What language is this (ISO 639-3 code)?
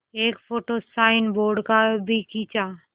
hin